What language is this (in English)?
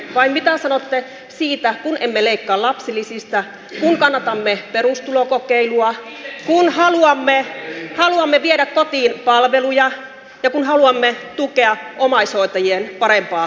Finnish